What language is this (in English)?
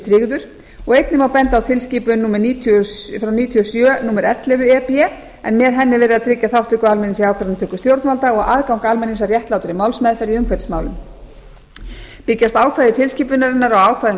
Icelandic